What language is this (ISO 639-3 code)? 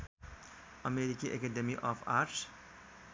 nep